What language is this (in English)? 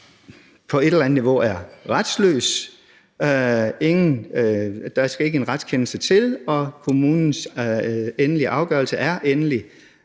Danish